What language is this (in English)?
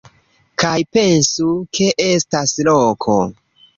Esperanto